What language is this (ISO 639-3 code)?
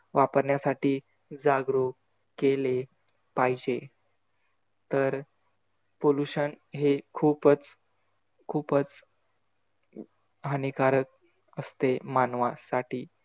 mar